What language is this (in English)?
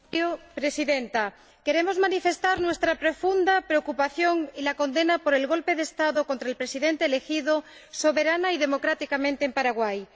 Spanish